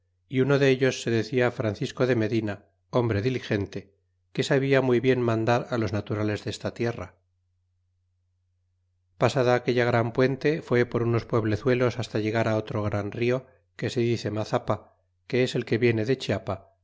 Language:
Spanish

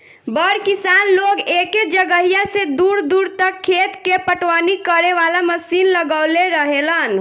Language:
Bhojpuri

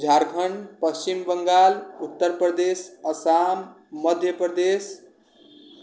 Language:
Maithili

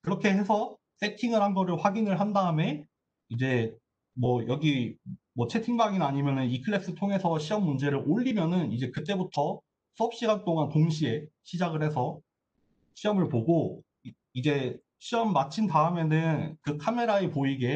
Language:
Korean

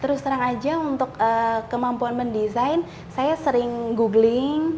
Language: Indonesian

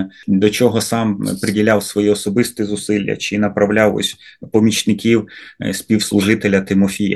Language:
Ukrainian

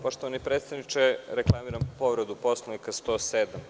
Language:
Serbian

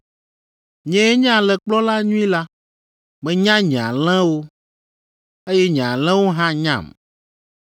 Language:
Ewe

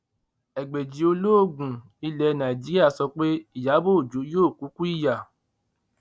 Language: Yoruba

